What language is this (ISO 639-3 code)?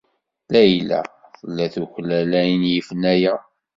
kab